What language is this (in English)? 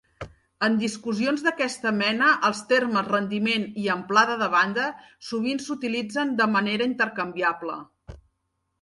Catalan